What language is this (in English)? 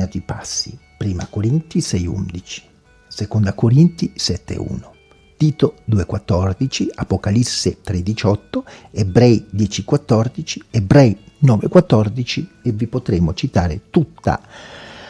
Italian